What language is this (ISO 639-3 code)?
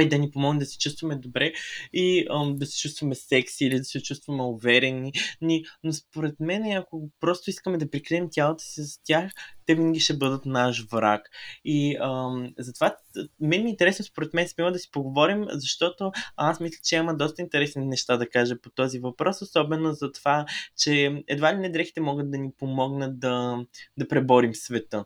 bul